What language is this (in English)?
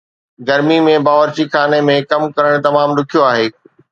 Sindhi